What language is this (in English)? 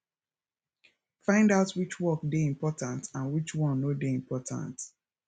Nigerian Pidgin